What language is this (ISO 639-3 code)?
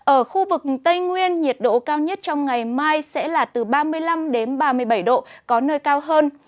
vie